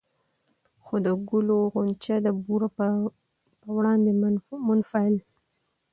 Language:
Pashto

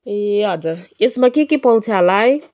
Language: Nepali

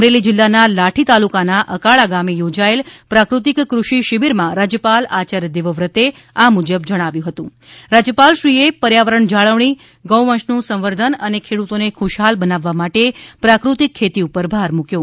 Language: Gujarati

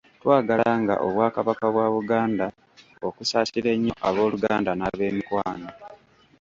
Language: Ganda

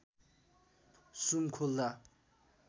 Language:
Nepali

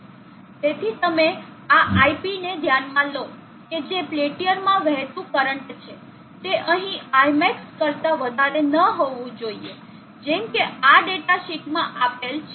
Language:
Gujarati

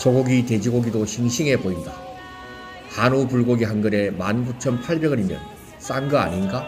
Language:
Korean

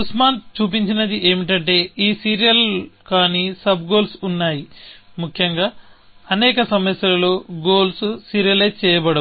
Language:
Telugu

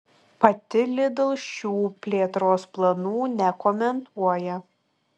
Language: Lithuanian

